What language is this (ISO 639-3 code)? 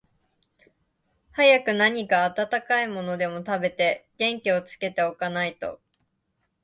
jpn